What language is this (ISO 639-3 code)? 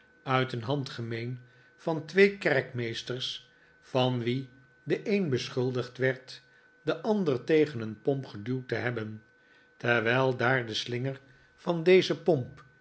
nld